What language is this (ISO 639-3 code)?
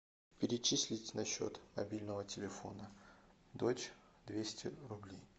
rus